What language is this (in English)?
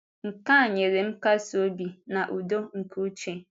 Igbo